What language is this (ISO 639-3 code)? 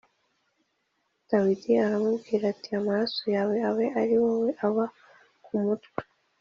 kin